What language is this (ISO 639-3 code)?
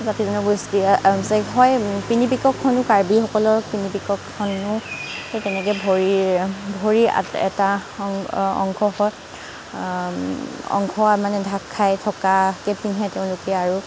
asm